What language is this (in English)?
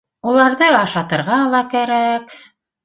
Bashkir